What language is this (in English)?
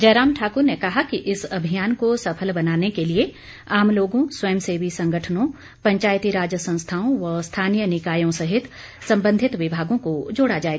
Hindi